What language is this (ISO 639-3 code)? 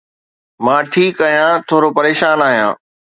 snd